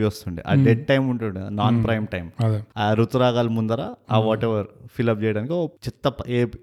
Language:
Telugu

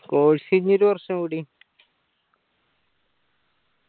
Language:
Malayalam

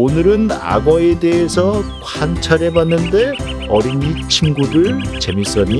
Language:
Korean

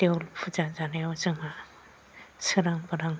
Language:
Bodo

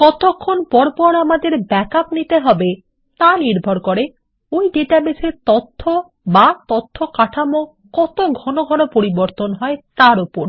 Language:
Bangla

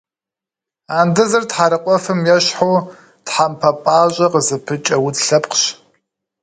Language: Kabardian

